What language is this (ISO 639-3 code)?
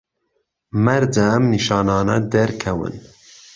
ckb